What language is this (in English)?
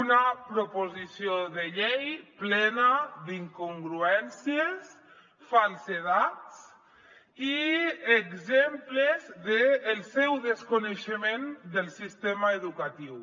Catalan